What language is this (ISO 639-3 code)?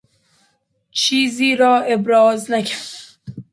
fas